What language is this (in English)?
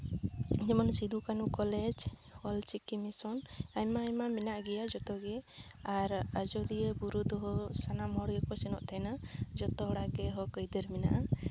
Santali